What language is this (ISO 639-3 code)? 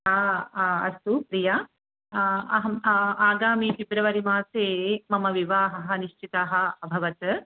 san